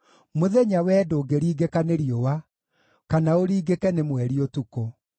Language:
Kikuyu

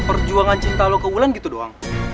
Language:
Indonesian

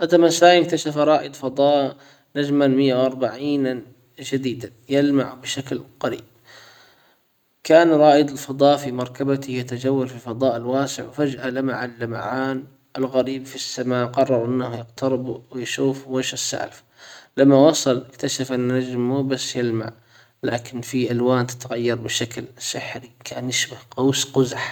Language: Hijazi Arabic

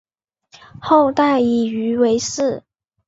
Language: Chinese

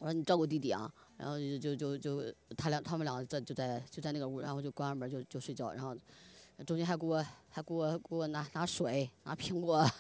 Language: Chinese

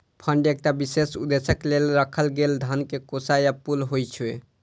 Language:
Maithili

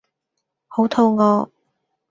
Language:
Cantonese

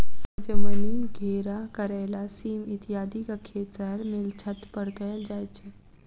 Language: Maithili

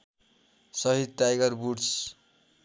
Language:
Nepali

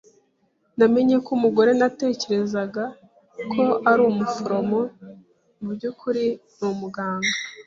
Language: Kinyarwanda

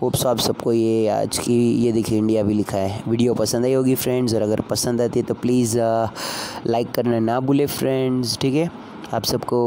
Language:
Hindi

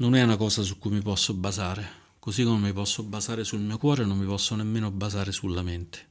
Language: Italian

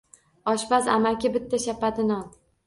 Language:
Uzbek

